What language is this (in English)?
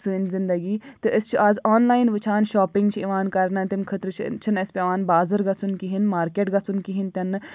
Kashmiri